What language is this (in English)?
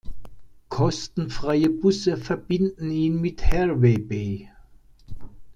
German